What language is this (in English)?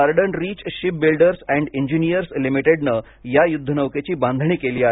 Marathi